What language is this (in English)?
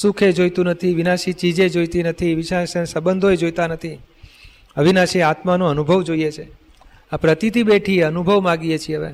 Gujarati